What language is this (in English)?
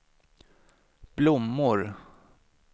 Swedish